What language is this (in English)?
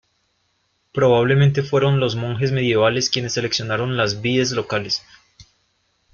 Spanish